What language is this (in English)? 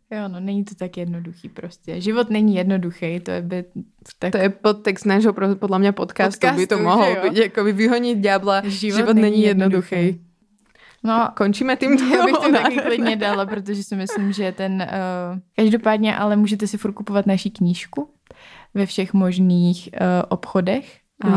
Czech